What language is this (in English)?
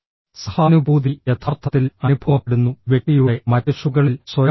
Malayalam